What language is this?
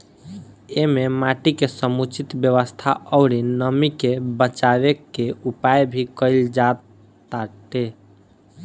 Bhojpuri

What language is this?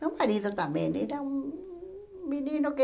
Portuguese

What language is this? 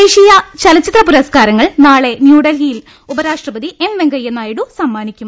Malayalam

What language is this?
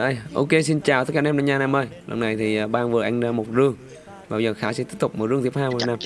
Vietnamese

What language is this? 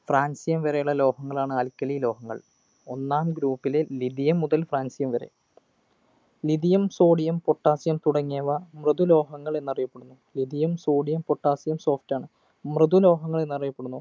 Malayalam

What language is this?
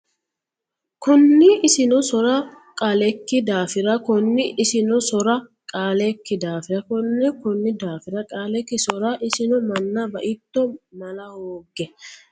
Sidamo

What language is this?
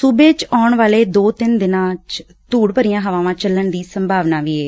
Punjabi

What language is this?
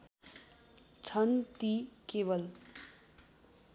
Nepali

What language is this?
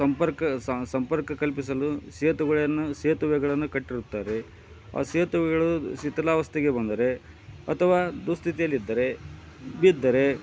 Kannada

